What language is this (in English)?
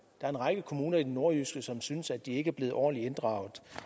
Danish